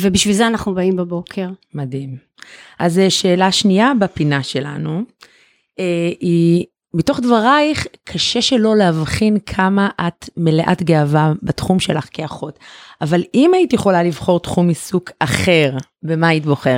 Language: Hebrew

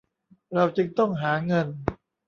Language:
Thai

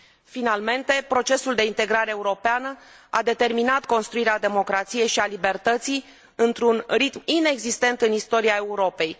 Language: Romanian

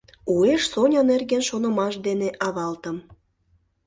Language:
Mari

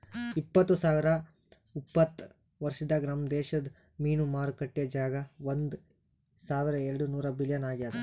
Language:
Kannada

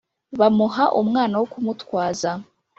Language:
Kinyarwanda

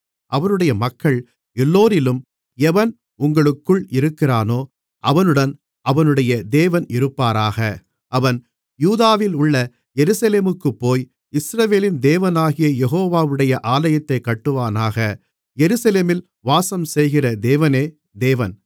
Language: Tamil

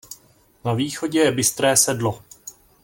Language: Czech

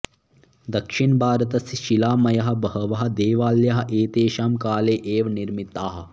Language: Sanskrit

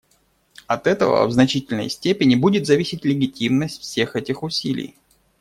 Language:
Russian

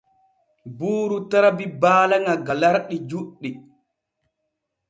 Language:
Borgu Fulfulde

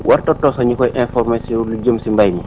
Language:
Wolof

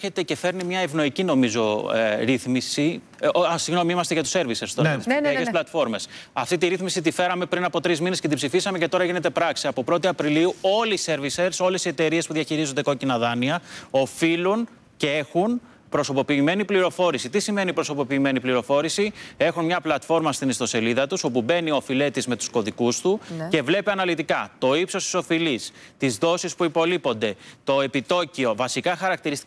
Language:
Greek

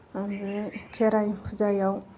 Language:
Bodo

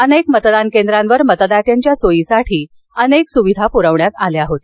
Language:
Marathi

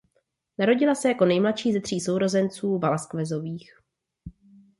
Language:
Czech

